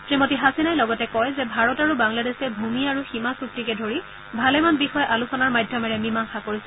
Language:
Assamese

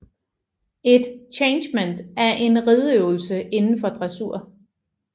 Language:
Danish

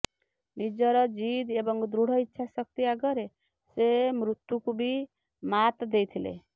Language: Odia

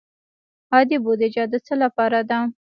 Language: Pashto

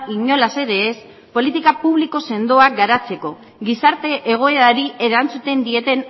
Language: Basque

